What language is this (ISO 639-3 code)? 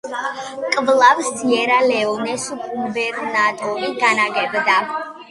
kat